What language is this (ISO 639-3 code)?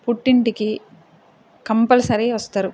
tel